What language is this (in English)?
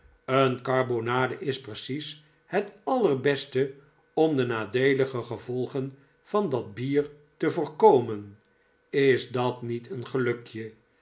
Dutch